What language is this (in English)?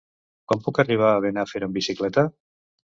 Catalan